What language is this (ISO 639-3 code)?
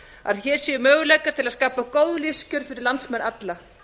isl